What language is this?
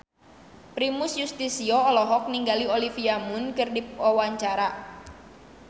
Sundanese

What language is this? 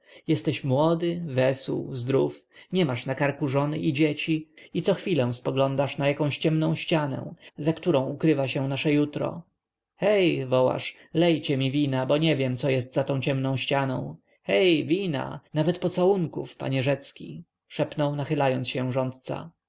Polish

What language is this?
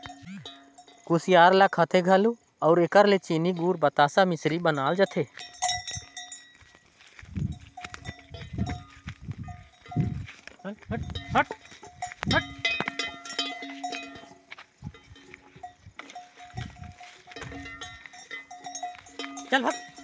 Chhattisgarhi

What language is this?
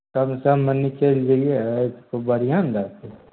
Maithili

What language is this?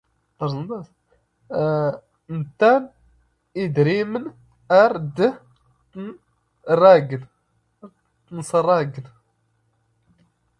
Standard Moroccan Tamazight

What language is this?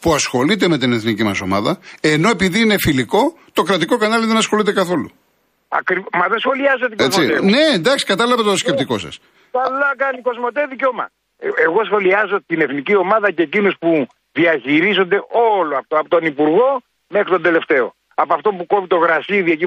Greek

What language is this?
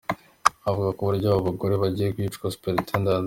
Kinyarwanda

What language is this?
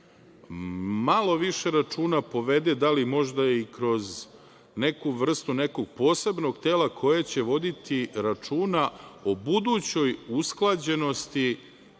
Serbian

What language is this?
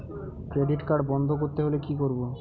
Bangla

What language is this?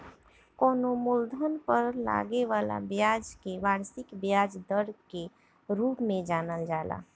Bhojpuri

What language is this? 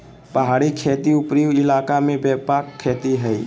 Magahi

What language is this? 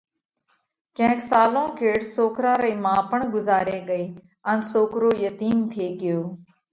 Parkari Koli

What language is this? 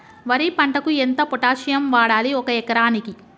Telugu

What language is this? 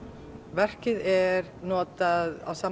Icelandic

